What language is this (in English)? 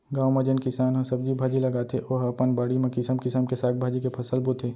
Chhattisgarhi